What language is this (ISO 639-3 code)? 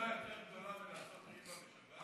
heb